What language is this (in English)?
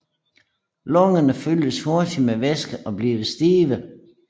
Danish